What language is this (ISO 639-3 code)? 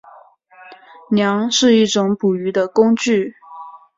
zho